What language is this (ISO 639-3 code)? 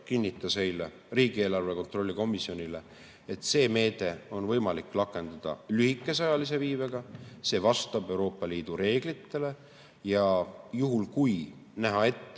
est